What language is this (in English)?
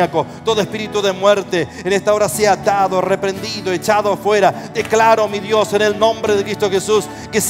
Spanish